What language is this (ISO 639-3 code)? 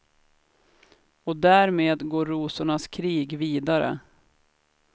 swe